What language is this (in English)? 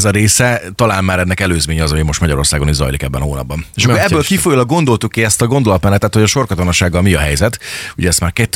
Hungarian